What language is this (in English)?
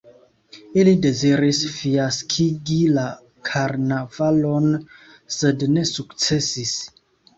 Esperanto